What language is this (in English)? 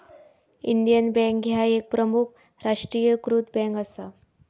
Marathi